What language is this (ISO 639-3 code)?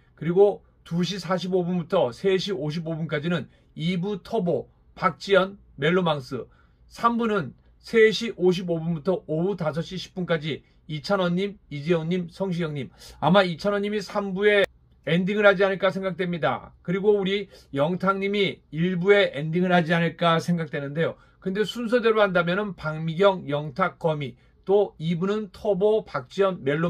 kor